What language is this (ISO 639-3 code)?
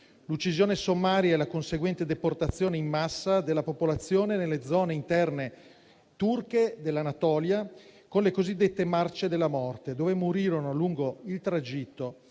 ita